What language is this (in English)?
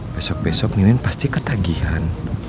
Indonesian